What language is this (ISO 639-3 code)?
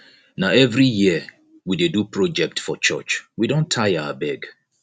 pcm